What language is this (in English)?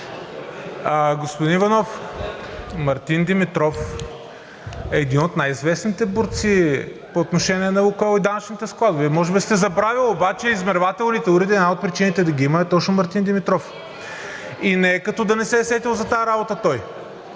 Bulgarian